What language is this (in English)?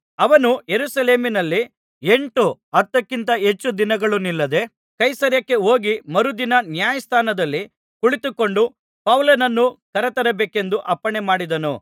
Kannada